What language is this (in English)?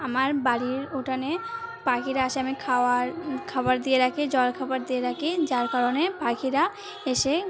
Bangla